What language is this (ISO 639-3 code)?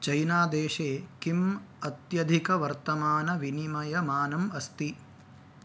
san